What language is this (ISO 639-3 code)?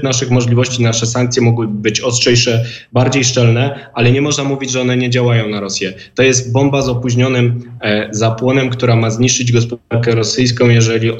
pol